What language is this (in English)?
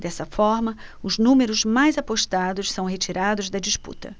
Portuguese